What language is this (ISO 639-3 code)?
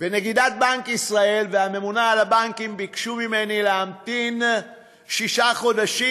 heb